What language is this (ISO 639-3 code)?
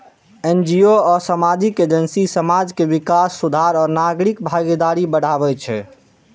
mai